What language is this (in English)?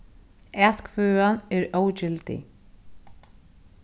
Faroese